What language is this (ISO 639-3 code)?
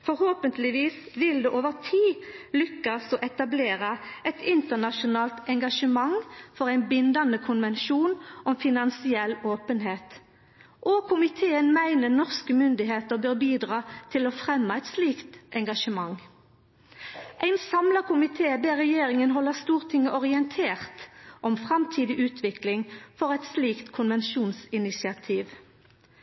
nno